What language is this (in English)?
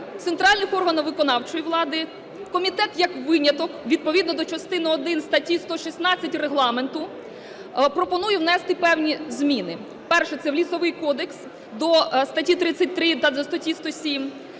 Ukrainian